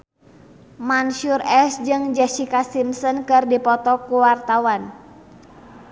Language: Sundanese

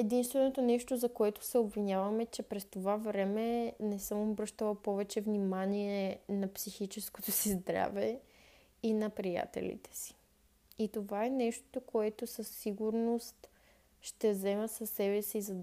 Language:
Bulgarian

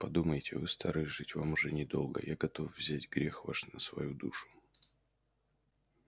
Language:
Russian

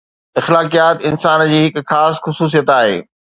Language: Sindhi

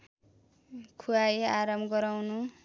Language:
Nepali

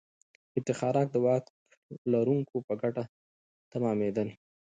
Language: Pashto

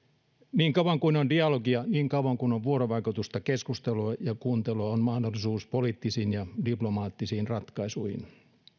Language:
Finnish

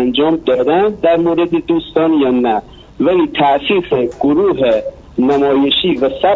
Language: Persian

